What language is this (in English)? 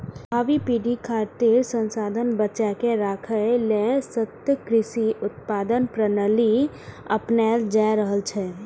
Maithili